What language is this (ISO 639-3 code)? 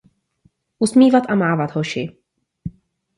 ces